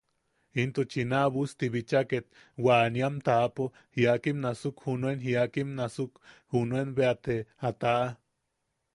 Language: Yaqui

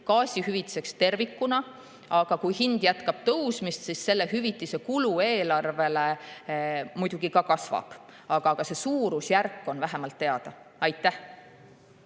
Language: Estonian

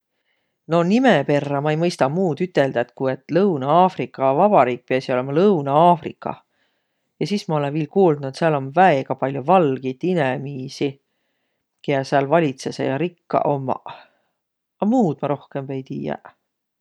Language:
Võro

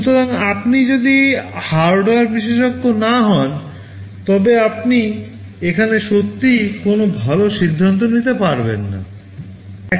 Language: Bangla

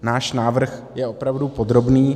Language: Czech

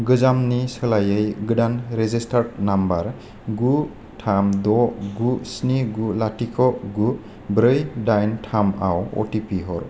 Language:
Bodo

